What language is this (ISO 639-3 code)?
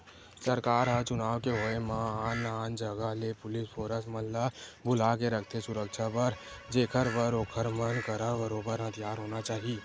hne